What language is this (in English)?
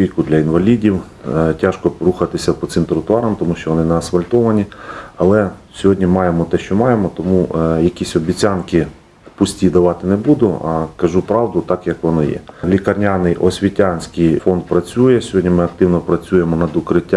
Ukrainian